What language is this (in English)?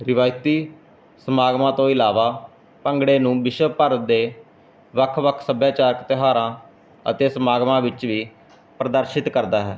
Punjabi